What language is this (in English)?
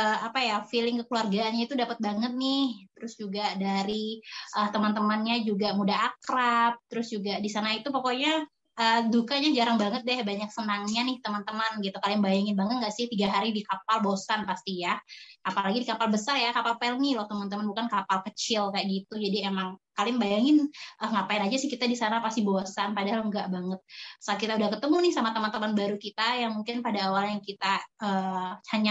Indonesian